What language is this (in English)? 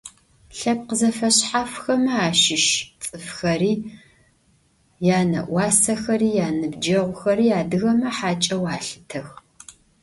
Adyghe